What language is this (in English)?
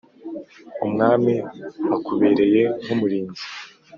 Kinyarwanda